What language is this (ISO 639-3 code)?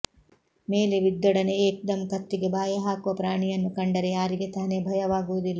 kan